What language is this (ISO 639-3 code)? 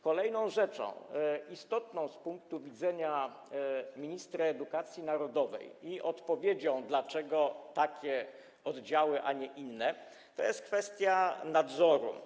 pol